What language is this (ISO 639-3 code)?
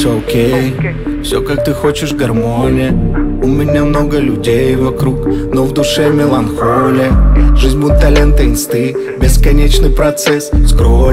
rus